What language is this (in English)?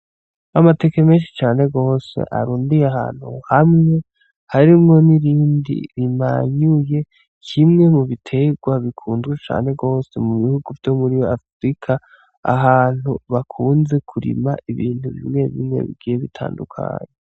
Rundi